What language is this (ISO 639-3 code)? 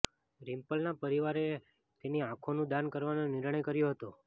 guj